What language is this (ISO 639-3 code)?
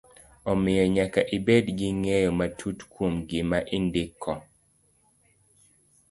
luo